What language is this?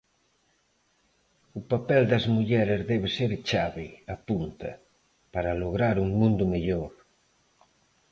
Galician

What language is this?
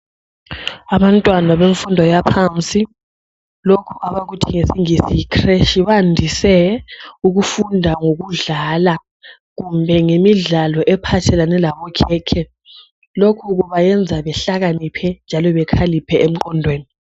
North Ndebele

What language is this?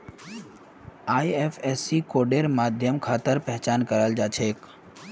Magahi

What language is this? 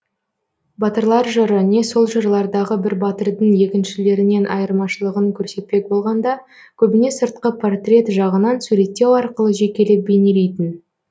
Kazakh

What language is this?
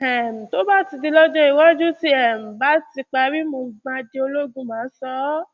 Yoruba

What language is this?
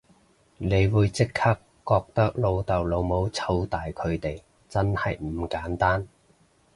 Cantonese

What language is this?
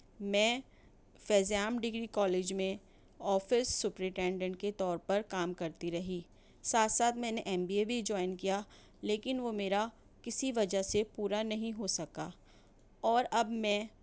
Urdu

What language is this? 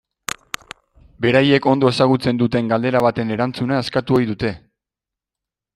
Basque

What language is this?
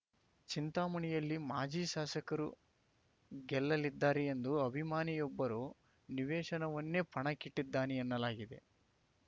Kannada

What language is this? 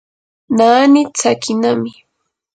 Yanahuanca Pasco Quechua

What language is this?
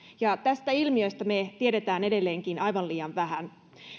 Finnish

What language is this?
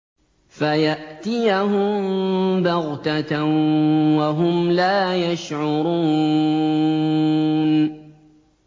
Arabic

